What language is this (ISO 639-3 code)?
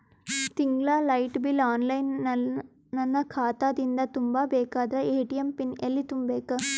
kan